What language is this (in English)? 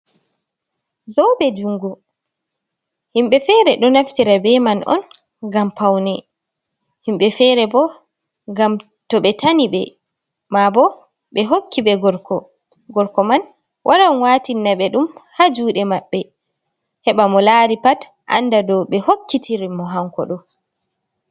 Fula